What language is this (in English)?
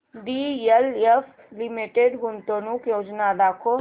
Marathi